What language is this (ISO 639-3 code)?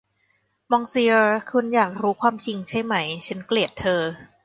tha